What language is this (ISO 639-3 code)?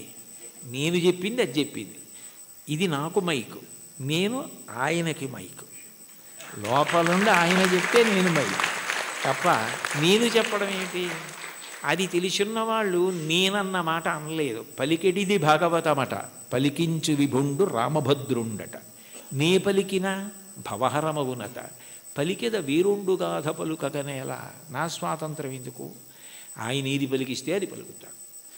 tel